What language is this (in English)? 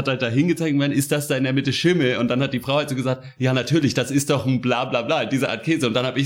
German